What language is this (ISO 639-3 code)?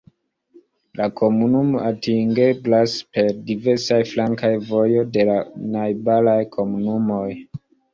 epo